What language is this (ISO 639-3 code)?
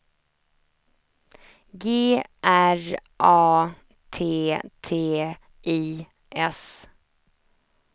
swe